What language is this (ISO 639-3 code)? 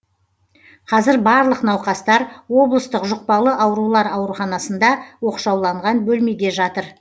kaz